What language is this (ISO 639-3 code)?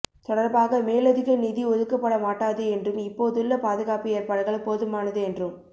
tam